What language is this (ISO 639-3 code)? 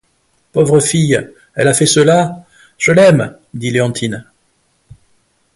fra